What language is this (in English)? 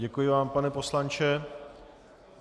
Czech